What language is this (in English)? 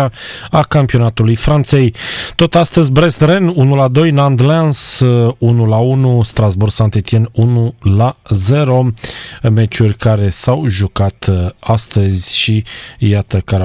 Romanian